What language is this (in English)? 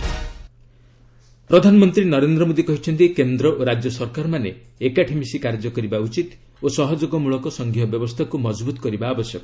Odia